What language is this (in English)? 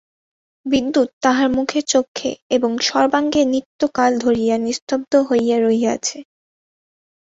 Bangla